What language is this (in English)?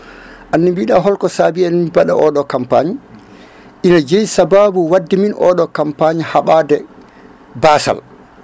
Fula